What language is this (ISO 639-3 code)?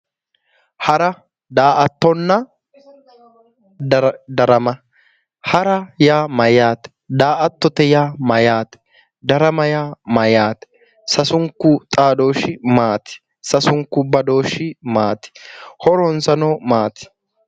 sid